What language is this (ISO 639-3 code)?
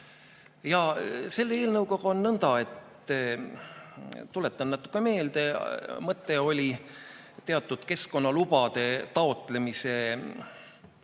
est